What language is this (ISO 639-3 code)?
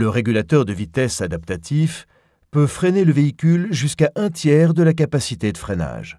fra